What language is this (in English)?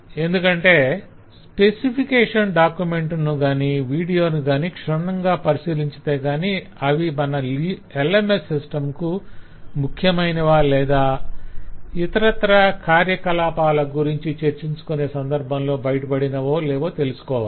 Telugu